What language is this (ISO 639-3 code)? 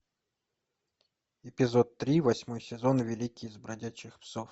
rus